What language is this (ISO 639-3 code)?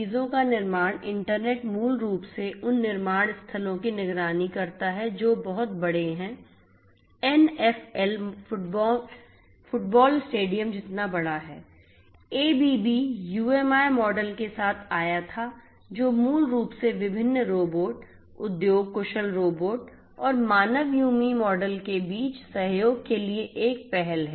hin